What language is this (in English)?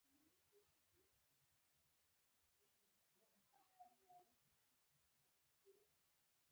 Pashto